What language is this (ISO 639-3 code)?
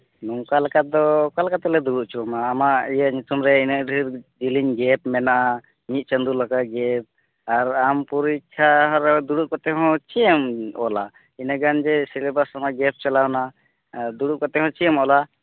sat